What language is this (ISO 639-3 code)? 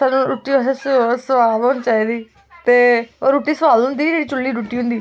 doi